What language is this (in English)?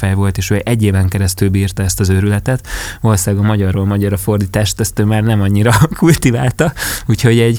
Hungarian